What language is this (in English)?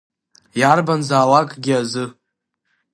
Abkhazian